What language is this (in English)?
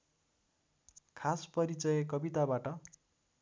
Nepali